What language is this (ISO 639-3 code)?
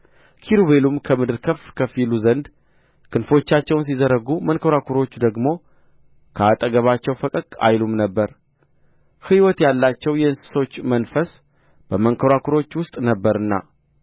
amh